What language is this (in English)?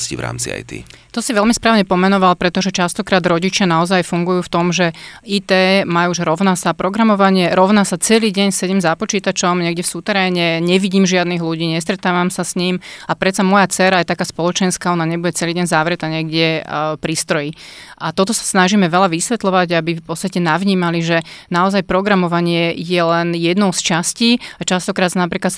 Slovak